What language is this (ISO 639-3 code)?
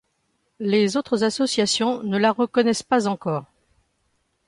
fra